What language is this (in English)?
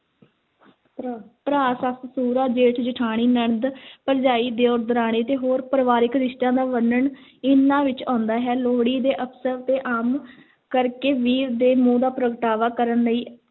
Punjabi